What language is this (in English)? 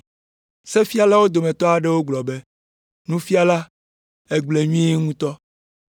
Ewe